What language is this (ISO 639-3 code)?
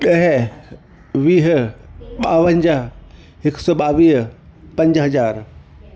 snd